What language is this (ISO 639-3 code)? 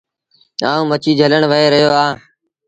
sbn